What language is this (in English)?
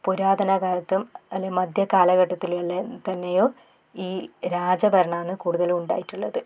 Malayalam